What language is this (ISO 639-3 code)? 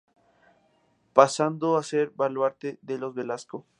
spa